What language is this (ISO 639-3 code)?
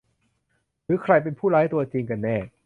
tha